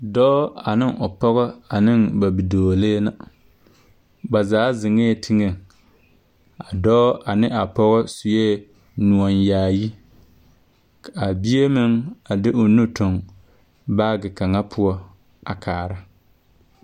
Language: Southern Dagaare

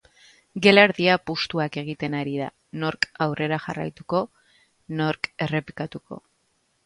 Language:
Basque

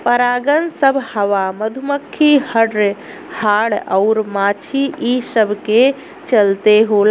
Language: Bhojpuri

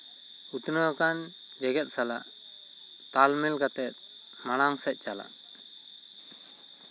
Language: Santali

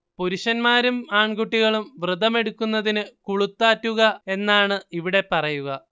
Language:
Malayalam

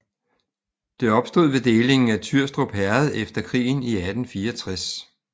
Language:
Danish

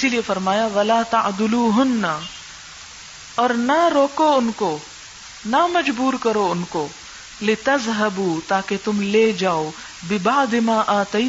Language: Urdu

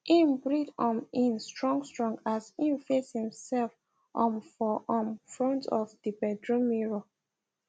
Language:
Nigerian Pidgin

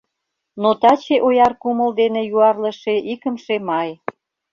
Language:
Mari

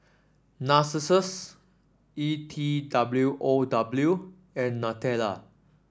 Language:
English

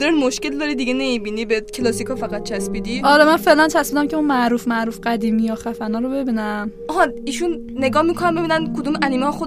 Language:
Persian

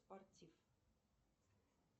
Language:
Russian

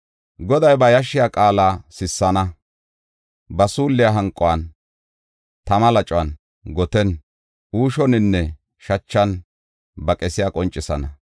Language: Gofa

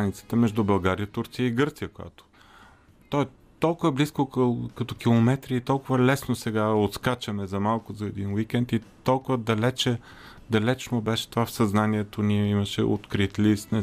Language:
Bulgarian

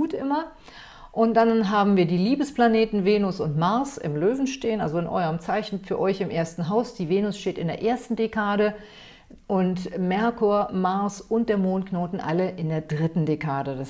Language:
German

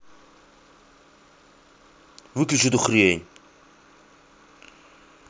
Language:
Russian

